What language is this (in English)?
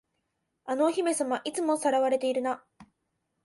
Japanese